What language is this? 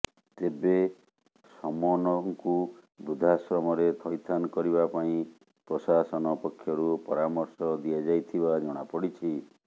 Odia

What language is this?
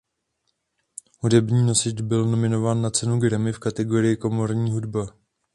Czech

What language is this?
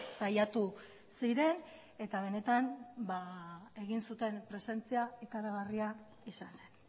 Basque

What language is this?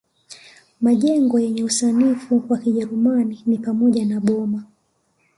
Swahili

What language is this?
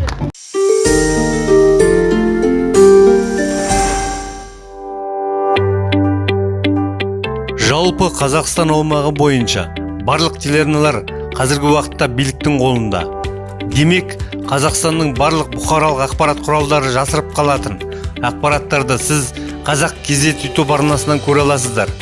Turkish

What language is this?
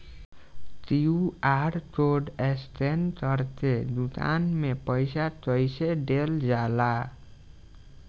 Bhojpuri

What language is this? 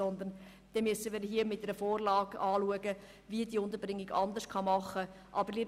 Swiss German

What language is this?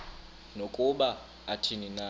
Xhosa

